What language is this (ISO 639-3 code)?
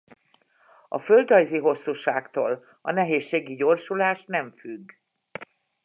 hun